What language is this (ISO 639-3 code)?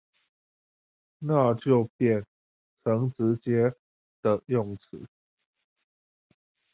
zho